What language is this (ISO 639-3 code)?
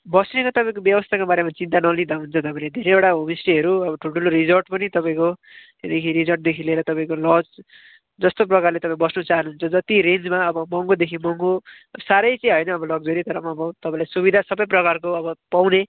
nep